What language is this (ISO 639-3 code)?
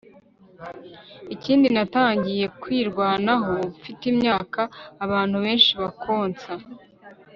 kin